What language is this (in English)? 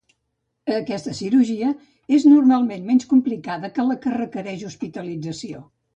Catalan